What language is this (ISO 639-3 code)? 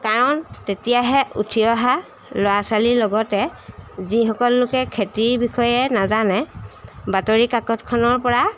asm